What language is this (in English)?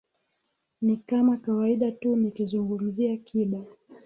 Swahili